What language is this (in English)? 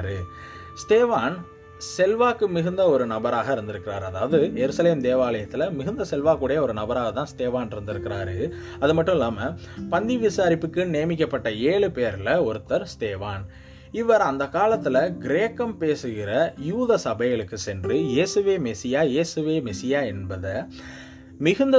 Tamil